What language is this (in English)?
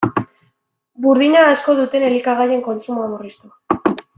Basque